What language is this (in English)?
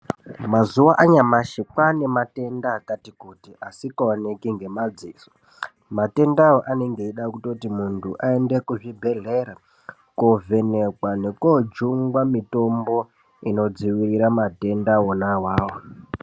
Ndau